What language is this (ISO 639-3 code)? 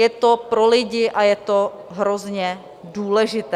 ces